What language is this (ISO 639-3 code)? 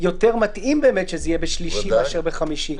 heb